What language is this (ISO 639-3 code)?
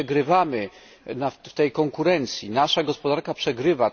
pol